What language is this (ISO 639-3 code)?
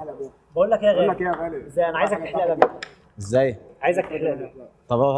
ara